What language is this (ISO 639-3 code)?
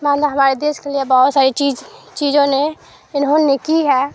urd